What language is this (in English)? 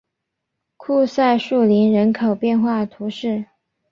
Chinese